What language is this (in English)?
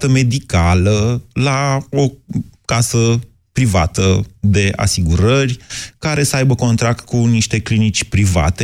Romanian